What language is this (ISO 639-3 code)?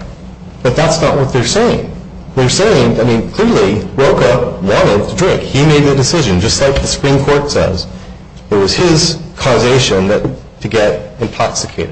eng